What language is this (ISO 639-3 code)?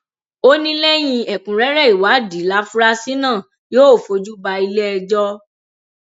yor